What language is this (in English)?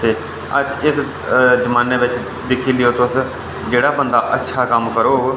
Dogri